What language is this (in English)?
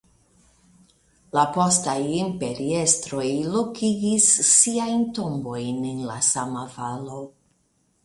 Esperanto